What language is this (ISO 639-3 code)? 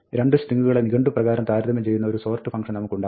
mal